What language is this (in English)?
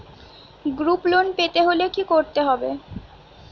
Bangla